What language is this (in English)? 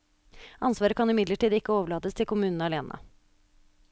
Norwegian